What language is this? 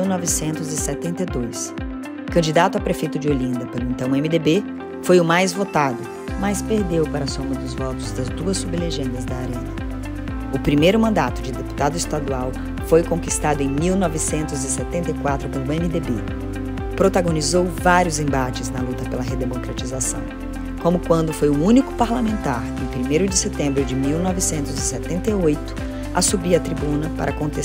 Portuguese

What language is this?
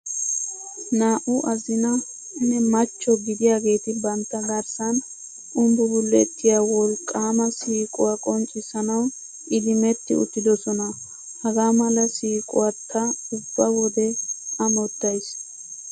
Wolaytta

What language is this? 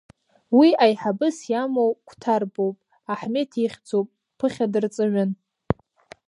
Abkhazian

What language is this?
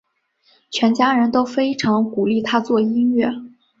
Chinese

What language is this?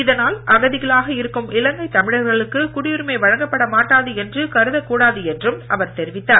Tamil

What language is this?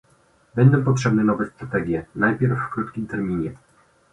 Polish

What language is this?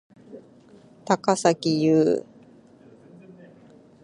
Japanese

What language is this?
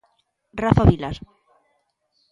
Galician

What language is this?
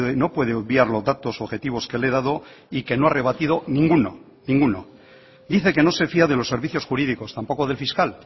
Spanish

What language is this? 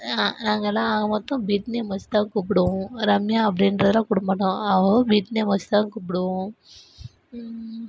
Tamil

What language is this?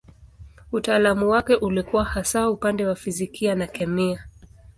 Swahili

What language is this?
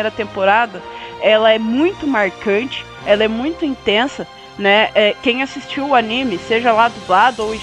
Portuguese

